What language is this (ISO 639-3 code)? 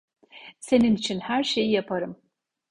tur